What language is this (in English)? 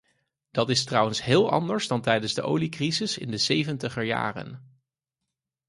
Dutch